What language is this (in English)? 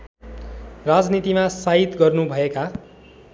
Nepali